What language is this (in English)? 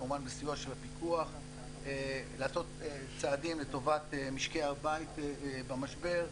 Hebrew